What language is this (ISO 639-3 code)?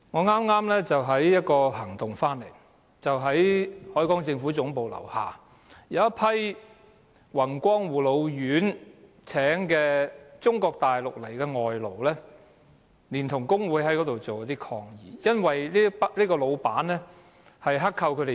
yue